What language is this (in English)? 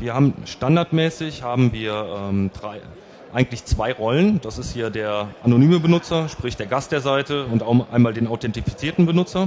German